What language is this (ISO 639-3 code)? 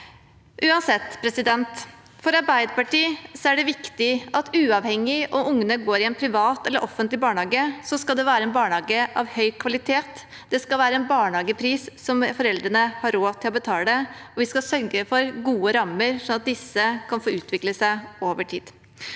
nor